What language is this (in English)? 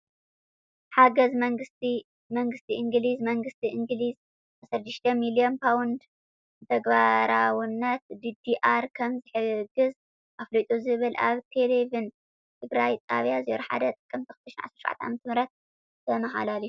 Tigrinya